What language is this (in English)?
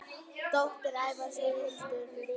Icelandic